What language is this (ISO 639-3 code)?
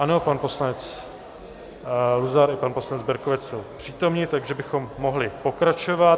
ces